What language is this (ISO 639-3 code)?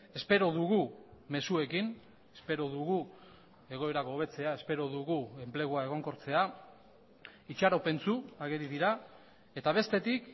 eus